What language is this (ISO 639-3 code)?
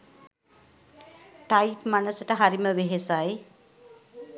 sin